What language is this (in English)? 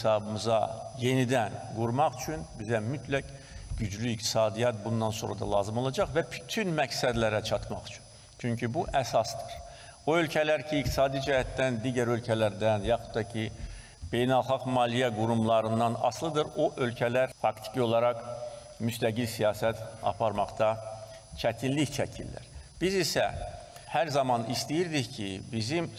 Turkish